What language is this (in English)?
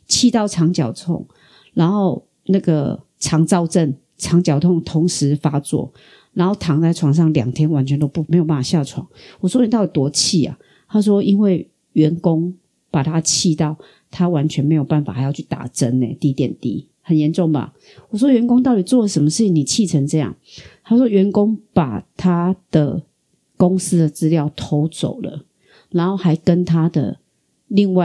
Chinese